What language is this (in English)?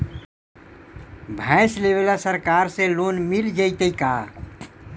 Magahi